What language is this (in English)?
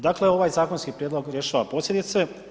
Croatian